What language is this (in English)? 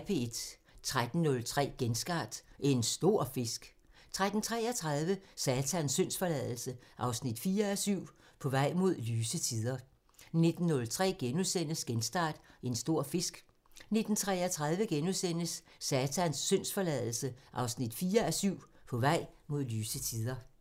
Danish